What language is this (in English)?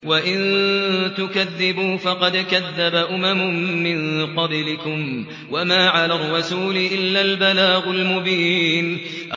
Arabic